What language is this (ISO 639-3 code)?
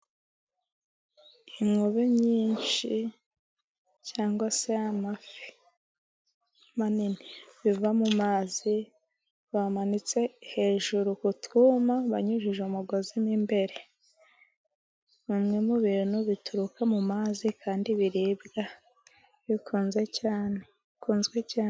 kin